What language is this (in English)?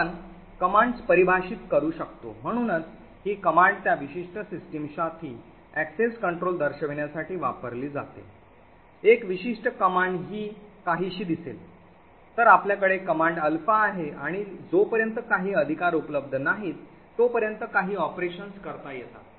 Marathi